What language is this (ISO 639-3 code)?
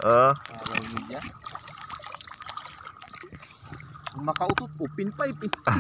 ind